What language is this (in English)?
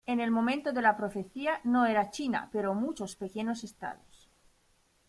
Spanish